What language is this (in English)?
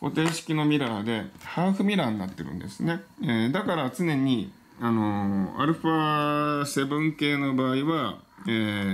Japanese